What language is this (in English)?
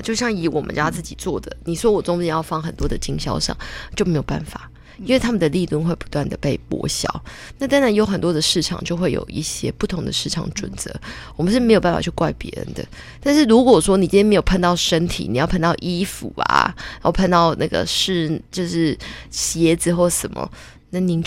Chinese